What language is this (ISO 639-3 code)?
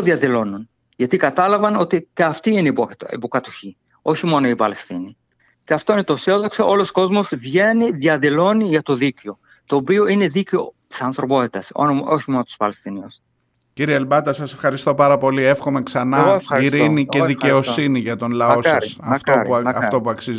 ell